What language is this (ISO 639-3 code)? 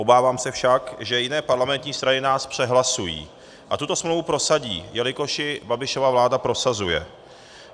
ces